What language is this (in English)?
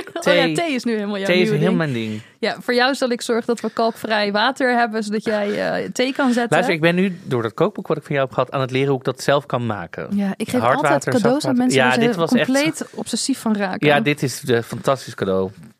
Dutch